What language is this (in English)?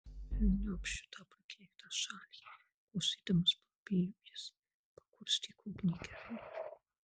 Lithuanian